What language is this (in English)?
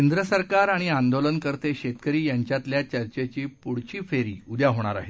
Marathi